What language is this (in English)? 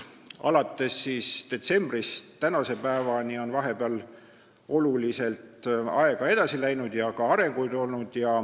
Estonian